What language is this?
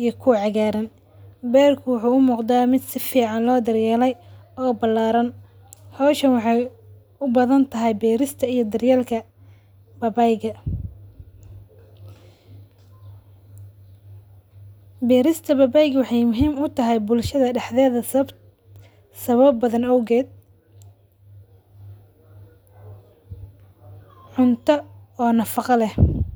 Somali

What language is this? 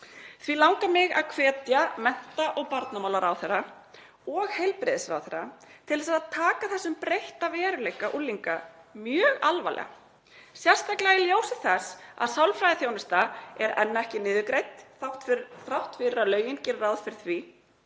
Icelandic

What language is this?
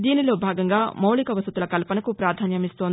Telugu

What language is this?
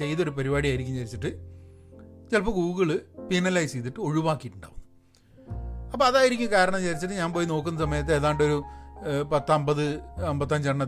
Malayalam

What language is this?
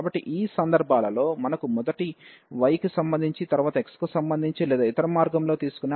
Telugu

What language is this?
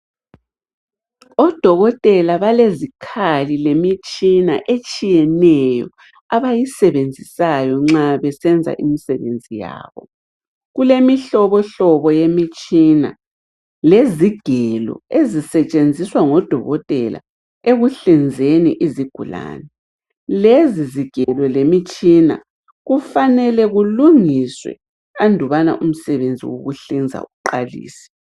North Ndebele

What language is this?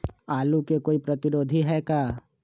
Magahi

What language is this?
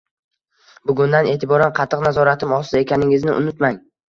Uzbek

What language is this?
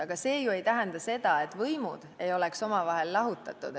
Estonian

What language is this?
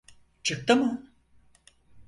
Turkish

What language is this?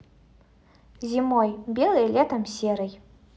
Russian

